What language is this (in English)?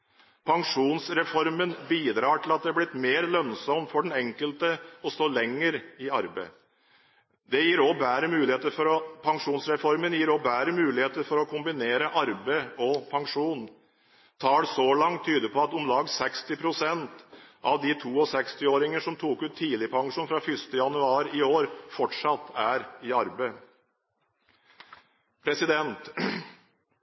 Norwegian Bokmål